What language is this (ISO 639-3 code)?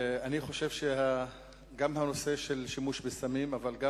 heb